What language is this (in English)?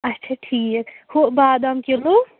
Kashmiri